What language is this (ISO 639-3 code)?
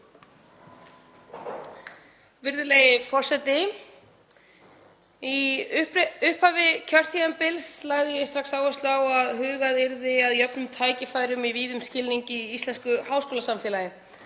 isl